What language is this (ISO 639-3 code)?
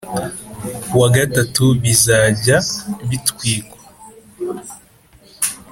kin